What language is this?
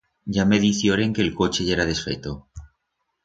Aragonese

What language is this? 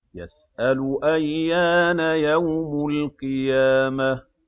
Arabic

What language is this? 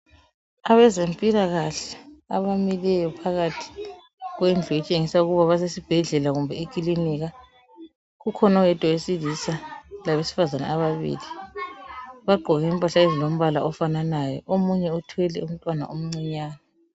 North Ndebele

